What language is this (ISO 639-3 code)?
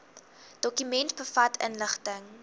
afr